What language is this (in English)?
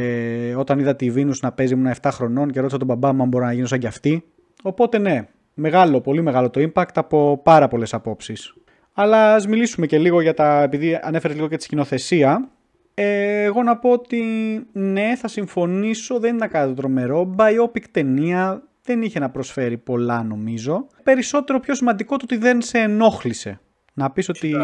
Greek